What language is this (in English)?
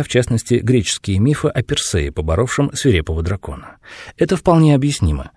Russian